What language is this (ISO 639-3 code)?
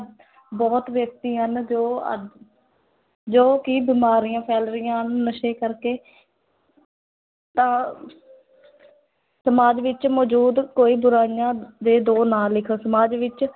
pan